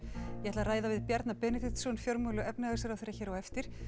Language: Icelandic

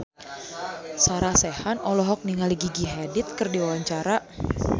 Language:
Sundanese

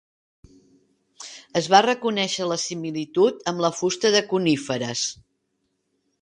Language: Catalan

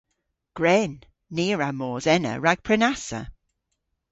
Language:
Cornish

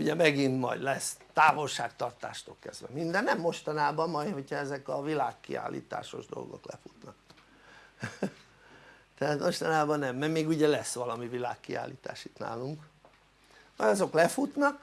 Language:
Hungarian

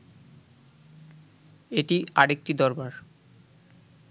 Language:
Bangla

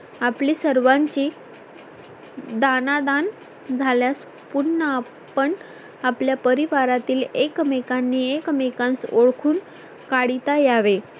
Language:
Marathi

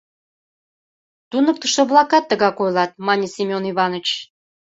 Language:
Mari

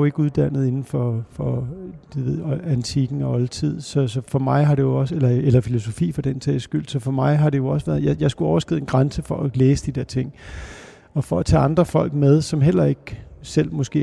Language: Danish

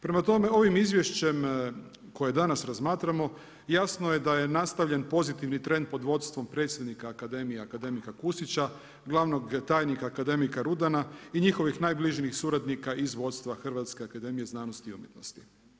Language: Croatian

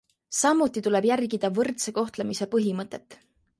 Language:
Estonian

